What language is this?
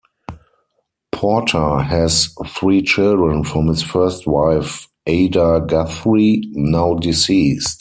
English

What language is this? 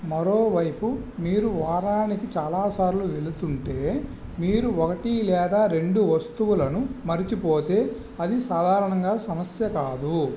Telugu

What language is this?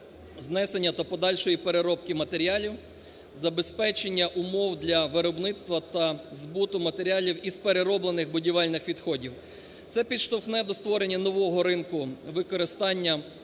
Ukrainian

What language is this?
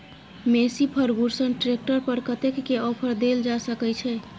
Maithili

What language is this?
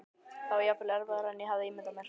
Icelandic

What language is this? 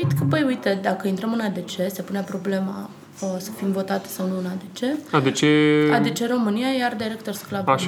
Romanian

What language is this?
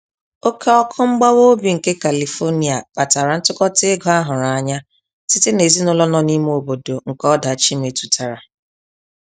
Igbo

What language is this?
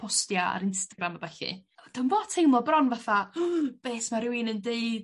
Welsh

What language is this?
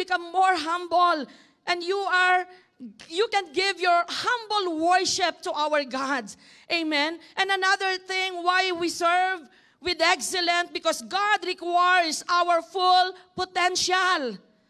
English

